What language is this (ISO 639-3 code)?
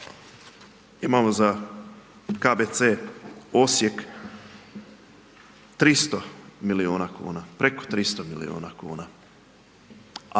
hrv